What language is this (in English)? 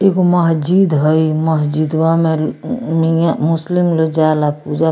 Bhojpuri